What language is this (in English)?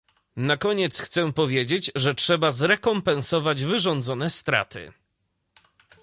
Polish